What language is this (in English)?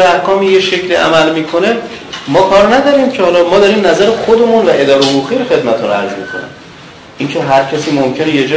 Persian